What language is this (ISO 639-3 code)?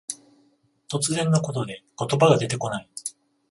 jpn